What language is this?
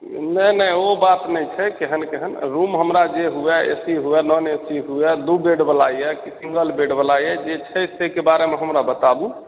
Maithili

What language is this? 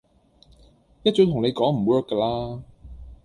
Cantonese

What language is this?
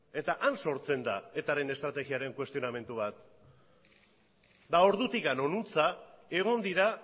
Basque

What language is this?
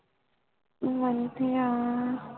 Punjabi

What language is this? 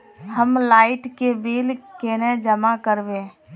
Magahi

